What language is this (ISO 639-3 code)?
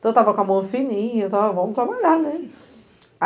por